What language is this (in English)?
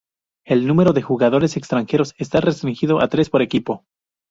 Spanish